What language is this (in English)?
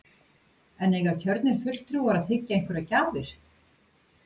Icelandic